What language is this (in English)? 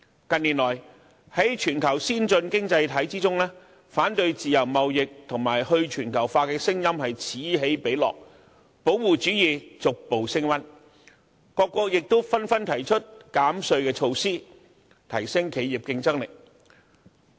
Cantonese